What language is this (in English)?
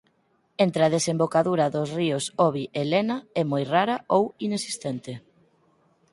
Galician